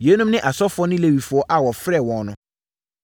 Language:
Akan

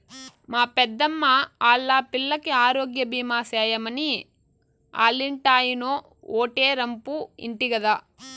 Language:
Telugu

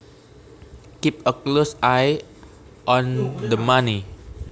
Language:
Javanese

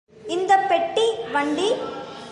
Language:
Tamil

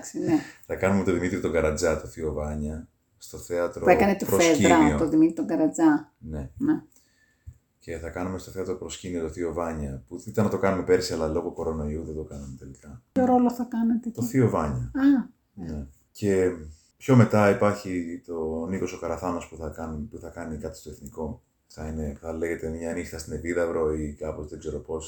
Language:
Greek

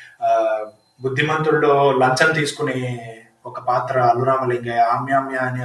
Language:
Telugu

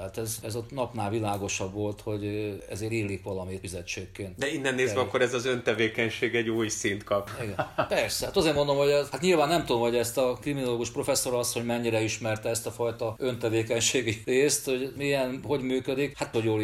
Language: Hungarian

